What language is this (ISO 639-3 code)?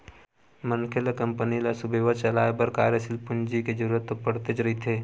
hne